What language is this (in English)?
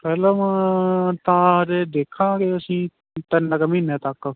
Punjabi